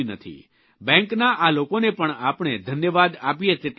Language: Gujarati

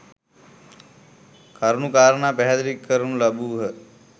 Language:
Sinhala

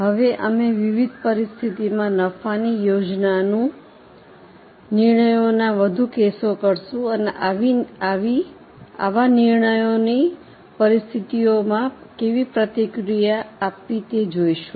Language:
Gujarati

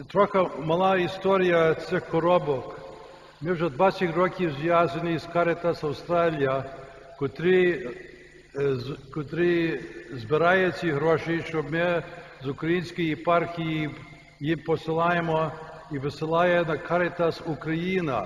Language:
Ukrainian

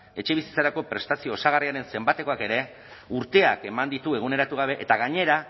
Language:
Basque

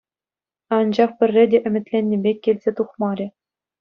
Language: Chuvash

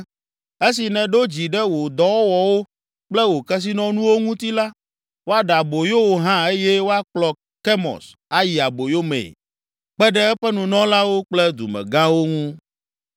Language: Ewe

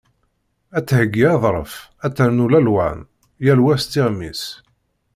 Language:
Kabyle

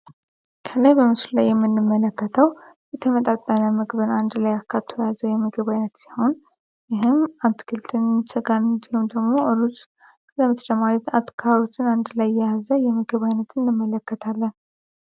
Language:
Amharic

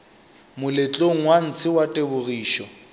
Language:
Northern Sotho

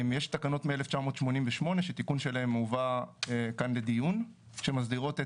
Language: Hebrew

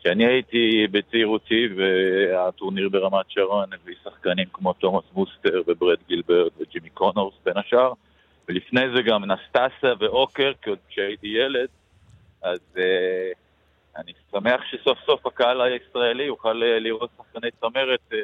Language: Hebrew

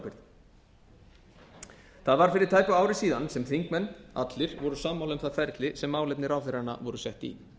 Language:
Icelandic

